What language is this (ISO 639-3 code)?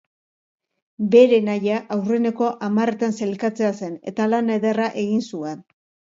eus